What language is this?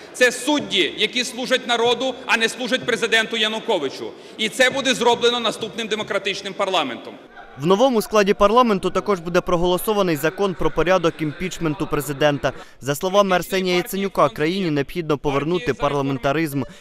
Ukrainian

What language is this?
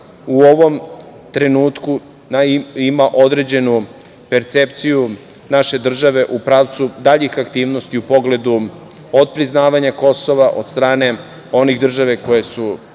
Serbian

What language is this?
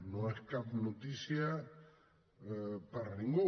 Catalan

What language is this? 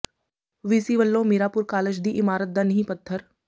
Punjabi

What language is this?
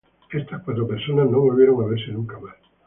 Spanish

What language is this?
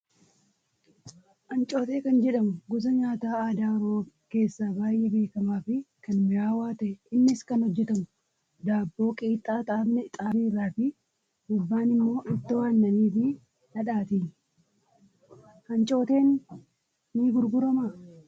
Oromo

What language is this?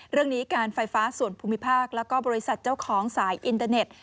Thai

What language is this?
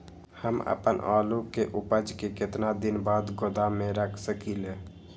Magahi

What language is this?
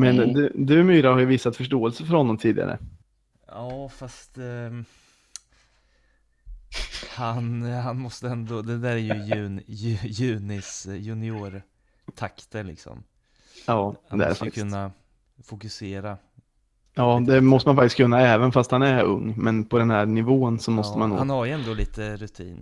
Swedish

